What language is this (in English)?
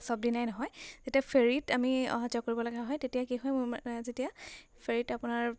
Assamese